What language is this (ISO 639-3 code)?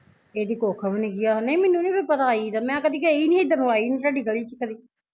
pan